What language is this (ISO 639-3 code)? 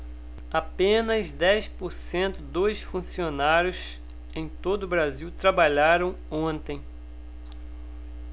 por